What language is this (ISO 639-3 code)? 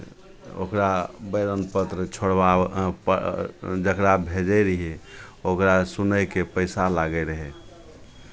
mai